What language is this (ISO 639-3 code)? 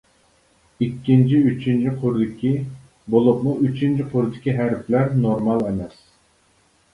uig